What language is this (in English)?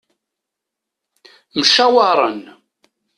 Kabyle